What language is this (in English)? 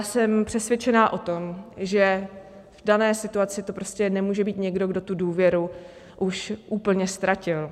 Czech